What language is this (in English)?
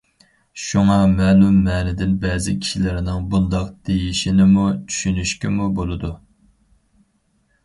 Uyghur